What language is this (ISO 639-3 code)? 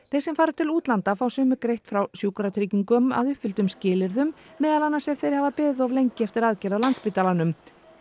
isl